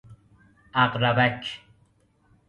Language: Persian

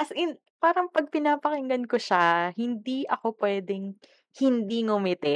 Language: Filipino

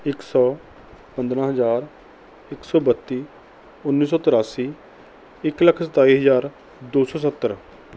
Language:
Punjabi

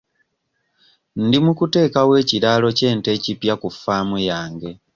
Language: Ganda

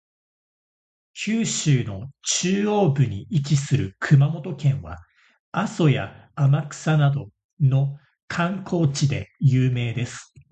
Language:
Japanese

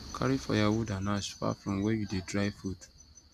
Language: Nigerian Pidgin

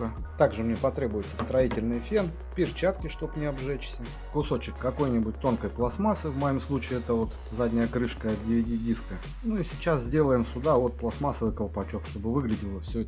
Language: Russian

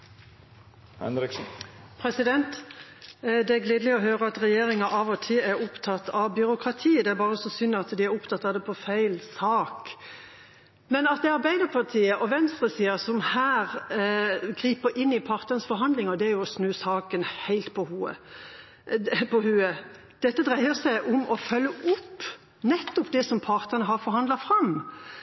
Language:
Norwegian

